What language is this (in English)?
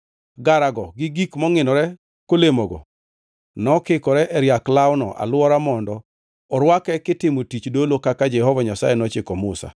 Luo (Kenya and Tanzania)